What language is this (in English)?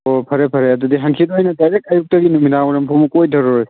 Manipuri